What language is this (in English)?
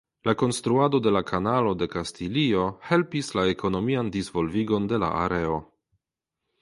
Esperanto